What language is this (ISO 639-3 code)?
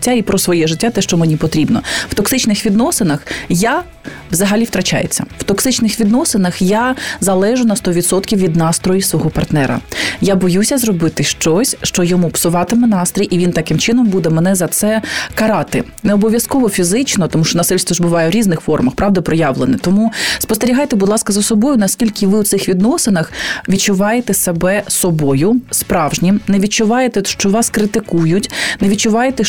ukr